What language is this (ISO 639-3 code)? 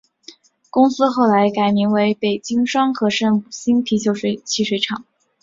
zho